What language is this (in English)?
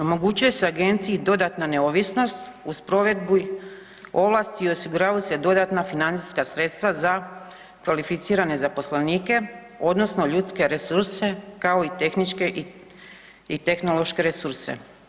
Croatian